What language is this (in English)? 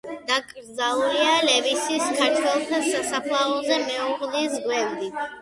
Georgian